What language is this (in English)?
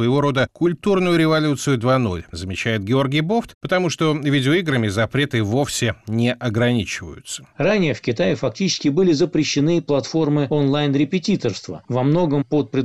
Russian